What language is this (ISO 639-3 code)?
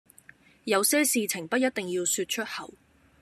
yue